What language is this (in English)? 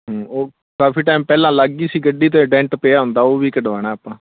Punjabi